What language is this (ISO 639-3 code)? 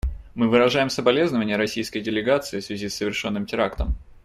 rus